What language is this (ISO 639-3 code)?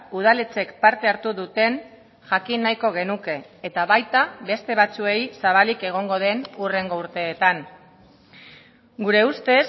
eus